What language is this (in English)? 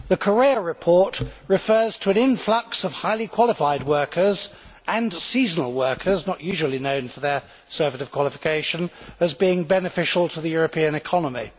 English